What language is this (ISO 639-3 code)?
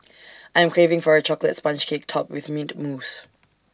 eng